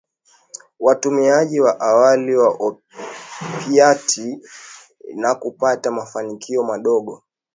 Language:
Swahili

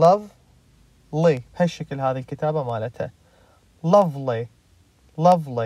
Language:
Arabic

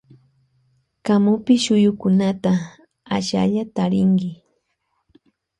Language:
Loja Highland Quichua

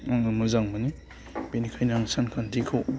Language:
Bodo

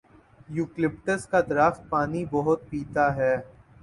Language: Urdu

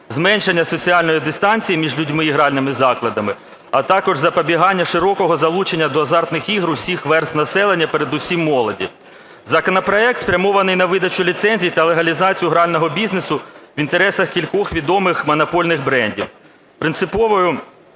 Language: Ukrainian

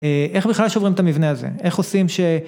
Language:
Hebrew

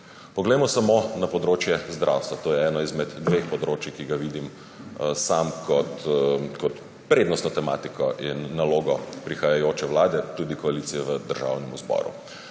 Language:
Slovenian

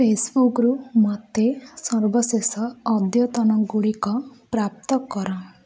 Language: Odia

